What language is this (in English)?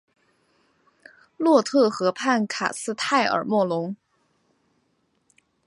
Chinese